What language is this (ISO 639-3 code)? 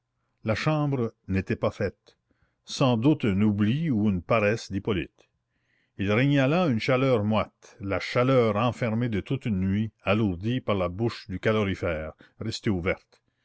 fra